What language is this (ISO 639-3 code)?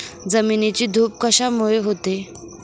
mar